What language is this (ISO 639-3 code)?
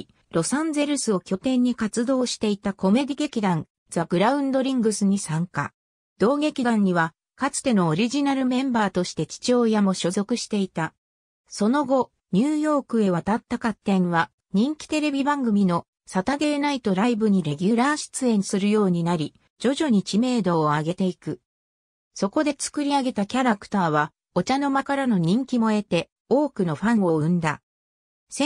jpn